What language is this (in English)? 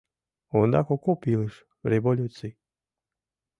Mari